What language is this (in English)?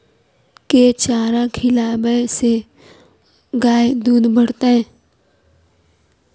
Maithili